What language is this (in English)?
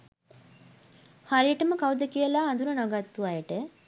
Sinhala